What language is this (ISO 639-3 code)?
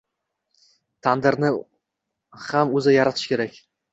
uzb